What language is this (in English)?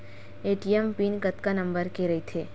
Chhattisgarhi